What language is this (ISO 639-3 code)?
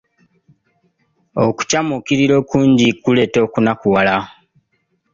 lug